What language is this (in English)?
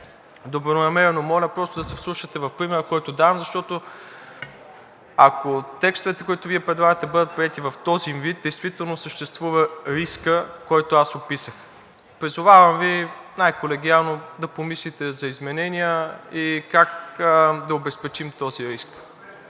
Bulgarian